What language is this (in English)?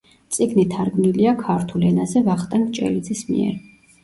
Georgian